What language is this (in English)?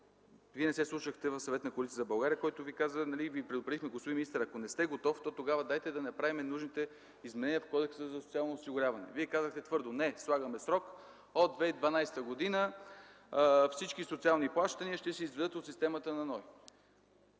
Bulgarian